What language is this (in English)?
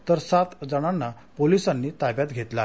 Marathi